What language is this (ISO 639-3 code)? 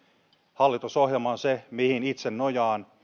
fin